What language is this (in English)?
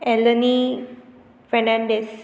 Konkani